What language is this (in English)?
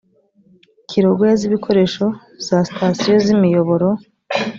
Kinyarwanda